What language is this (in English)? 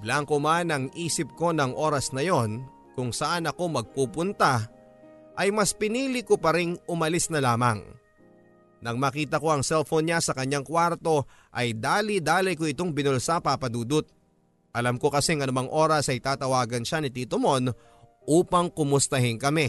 Filipino